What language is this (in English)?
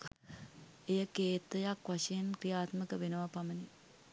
Sinhala